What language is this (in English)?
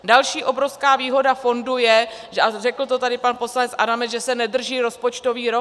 Czech